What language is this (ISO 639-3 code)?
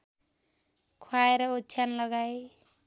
nep